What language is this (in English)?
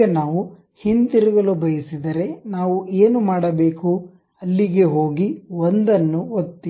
Kannada